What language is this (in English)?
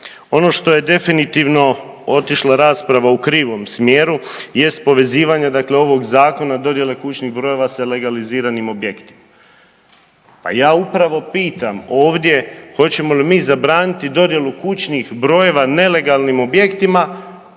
Croatian